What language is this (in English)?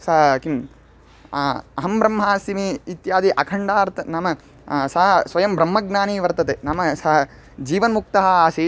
Sanskrit